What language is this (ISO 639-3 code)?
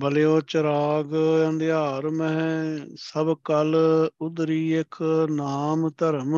pan